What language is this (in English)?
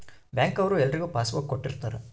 Kannada